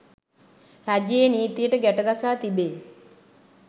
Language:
Sinhala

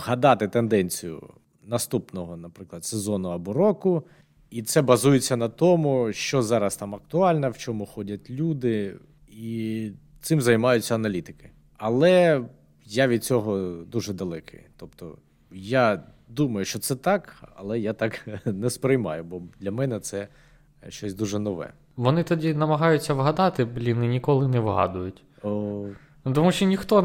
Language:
Ukrainian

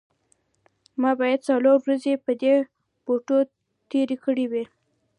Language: Pashto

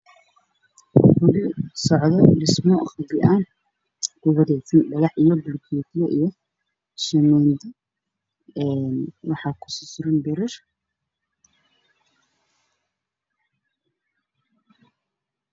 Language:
Somali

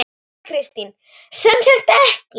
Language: Icelandic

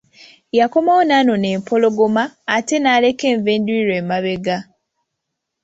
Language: Ganda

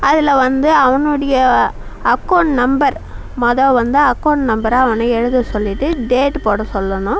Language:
Tamil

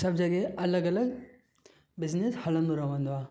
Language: Sindhi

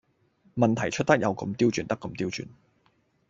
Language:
Cantonese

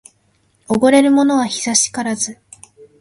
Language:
Japanese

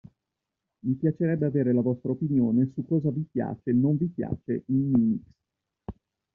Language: Italian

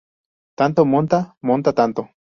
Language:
Spanish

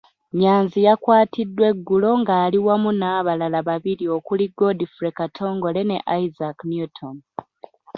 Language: Ganda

